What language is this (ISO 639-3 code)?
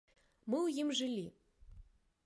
bel